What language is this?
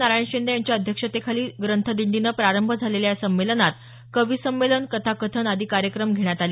Marathi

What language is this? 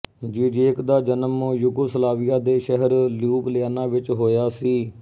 Punjabi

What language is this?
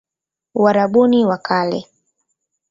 Swahili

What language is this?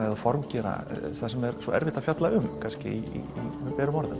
Icelandic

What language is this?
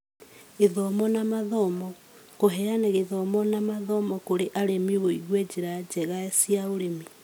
Kikuyu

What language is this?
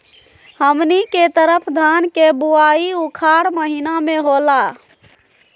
Magahi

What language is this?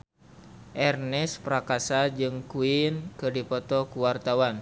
Sundanese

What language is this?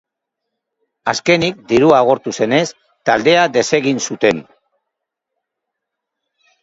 Basque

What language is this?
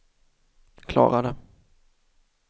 Swedish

